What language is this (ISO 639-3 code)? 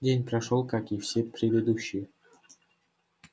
rus